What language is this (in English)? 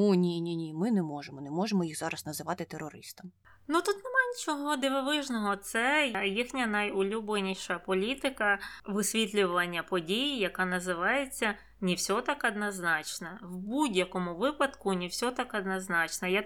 Ukrainian